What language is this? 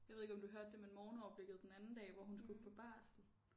Danish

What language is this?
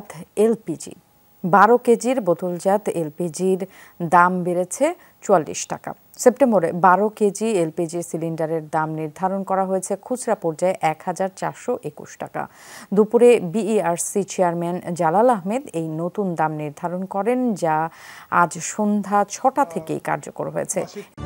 Bangla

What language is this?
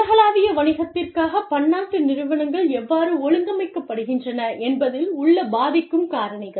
Tamil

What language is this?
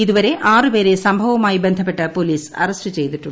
Malayalam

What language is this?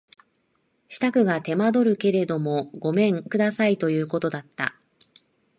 Japanese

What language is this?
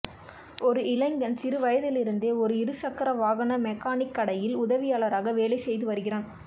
Tamil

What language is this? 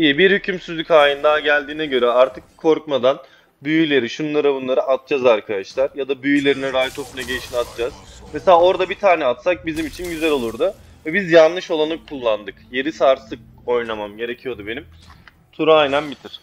Turkish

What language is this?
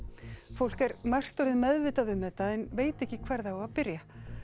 Icelandic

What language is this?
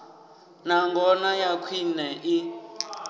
Venda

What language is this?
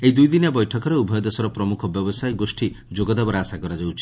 Odia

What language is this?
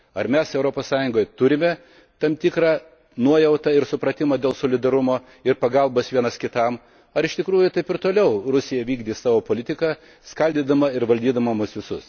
Lithuanian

